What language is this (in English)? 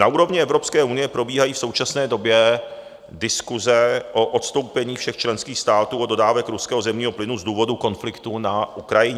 Czech